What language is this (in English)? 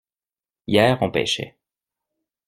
French